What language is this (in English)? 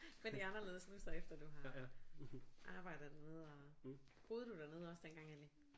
Danish